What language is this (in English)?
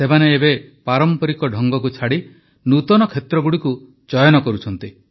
Odia